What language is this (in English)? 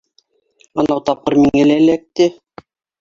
Bashkir